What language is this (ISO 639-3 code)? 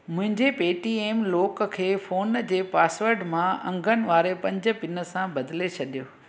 snd